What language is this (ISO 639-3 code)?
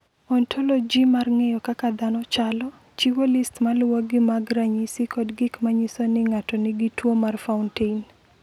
luo